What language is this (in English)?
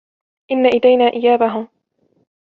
Arabic